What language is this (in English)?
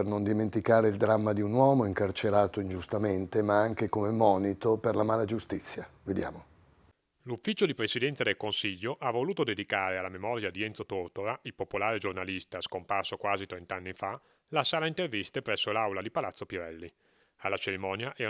Italian